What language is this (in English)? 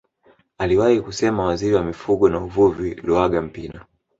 Swahili